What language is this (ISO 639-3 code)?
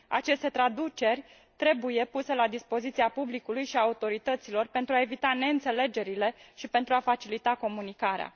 ron